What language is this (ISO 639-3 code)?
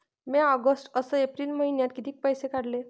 mar